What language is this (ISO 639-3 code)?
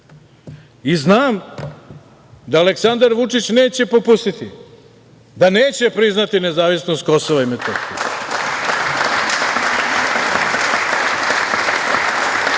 srp